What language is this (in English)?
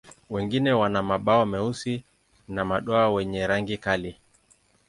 Swahili